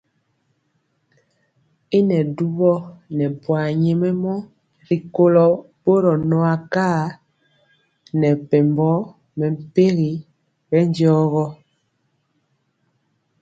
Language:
Mpiemo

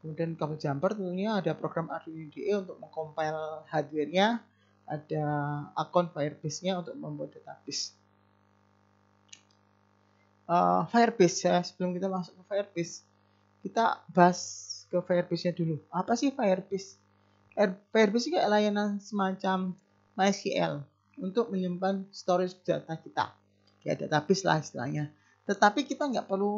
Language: Indonesian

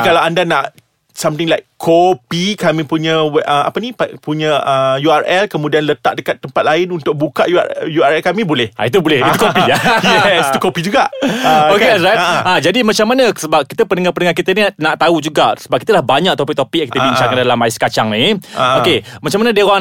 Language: Malay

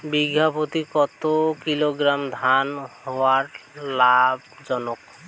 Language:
Bangla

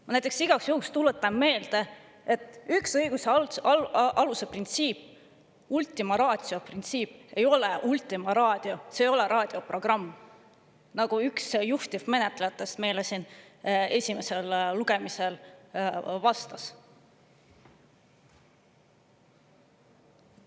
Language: Estonian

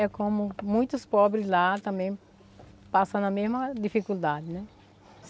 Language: Portuguese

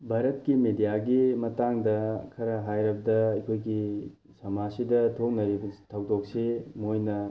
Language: Manipuri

